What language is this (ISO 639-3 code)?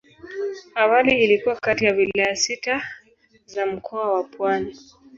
swa